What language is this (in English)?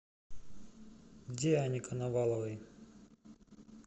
Russian